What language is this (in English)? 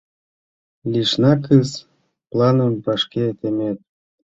Mari